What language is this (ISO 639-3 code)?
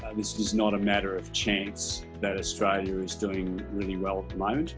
eng